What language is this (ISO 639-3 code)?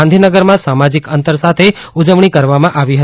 guj